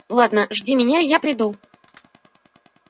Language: Russian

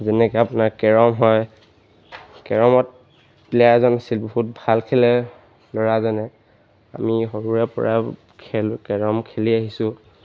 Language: Assamese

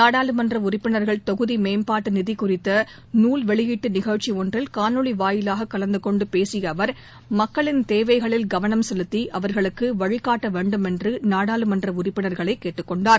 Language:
Tamil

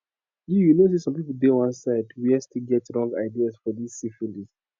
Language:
Nigerian Pidgin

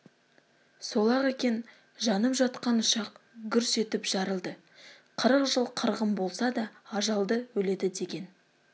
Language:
Kazakh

